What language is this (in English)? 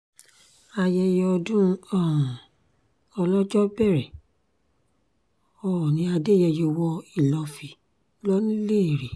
Yoruba